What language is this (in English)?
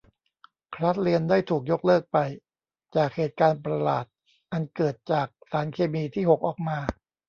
Thai